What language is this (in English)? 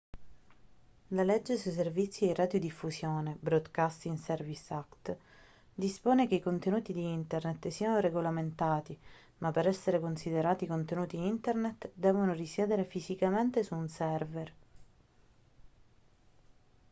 Italian